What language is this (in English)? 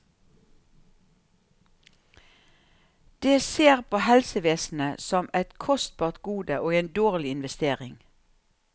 Norwegian